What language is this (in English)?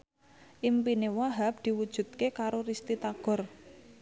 Javanese